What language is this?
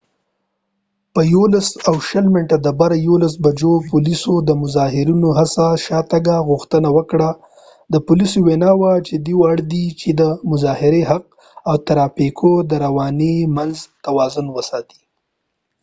Pashto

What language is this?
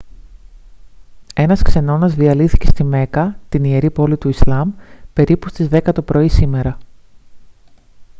Greek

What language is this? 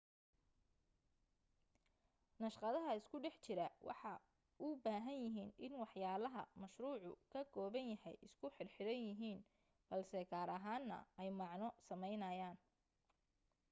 Somali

